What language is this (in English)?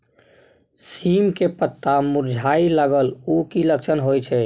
Maithili